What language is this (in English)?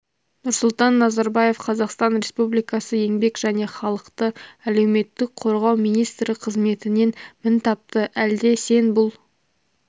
Kazakh